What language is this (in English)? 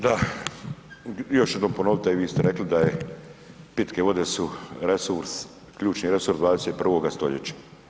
Croatian